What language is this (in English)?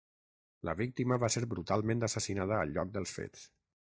Catalan